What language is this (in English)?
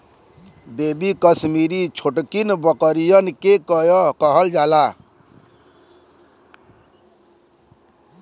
Bhojpuri